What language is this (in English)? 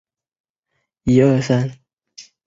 Chinese